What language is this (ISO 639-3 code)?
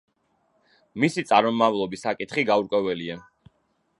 kat